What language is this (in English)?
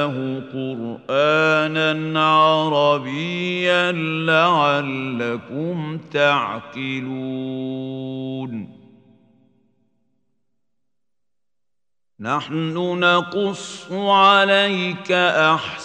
Arabic